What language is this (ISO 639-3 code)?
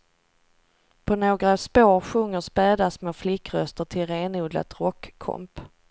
swe